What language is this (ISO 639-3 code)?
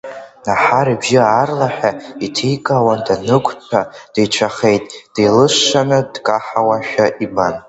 abk